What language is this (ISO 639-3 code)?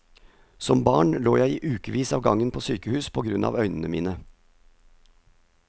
nor